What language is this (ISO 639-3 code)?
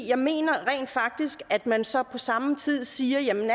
dan